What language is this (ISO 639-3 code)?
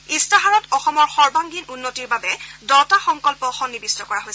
asm